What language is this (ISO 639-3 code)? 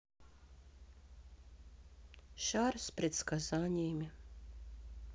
rus